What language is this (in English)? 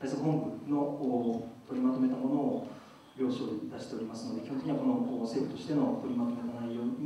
Japanese